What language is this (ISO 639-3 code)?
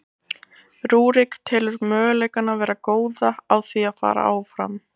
isl